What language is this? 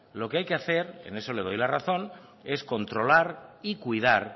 Spanish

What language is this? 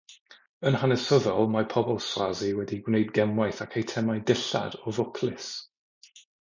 Welsh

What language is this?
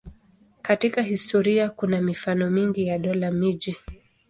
Swahili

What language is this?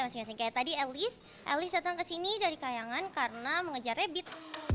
Indonesian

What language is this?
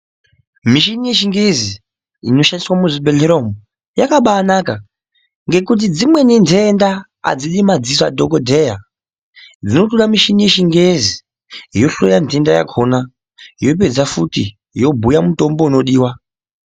Ndau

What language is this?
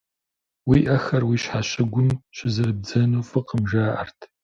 Kabardian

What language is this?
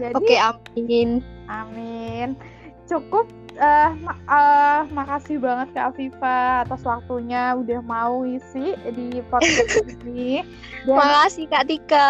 Indonesian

